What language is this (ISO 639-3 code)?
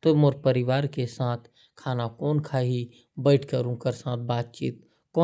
kfp